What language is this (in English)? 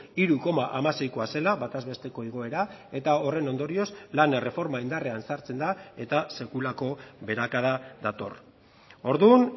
Basque